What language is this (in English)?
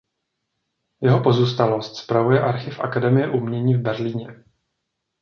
Czech